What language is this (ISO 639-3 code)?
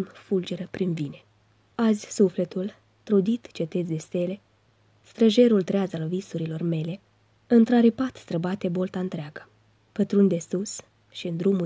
ron